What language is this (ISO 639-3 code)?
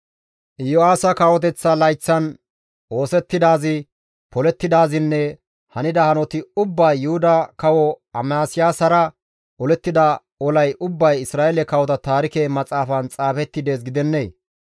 gmv